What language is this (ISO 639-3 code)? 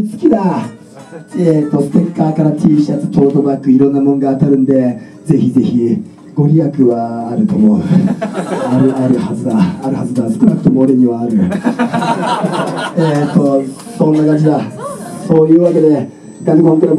jpn